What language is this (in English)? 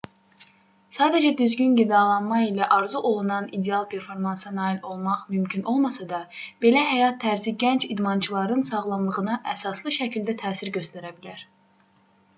Azerbaijani